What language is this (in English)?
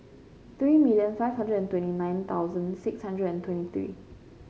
English